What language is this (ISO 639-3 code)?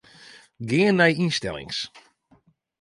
fry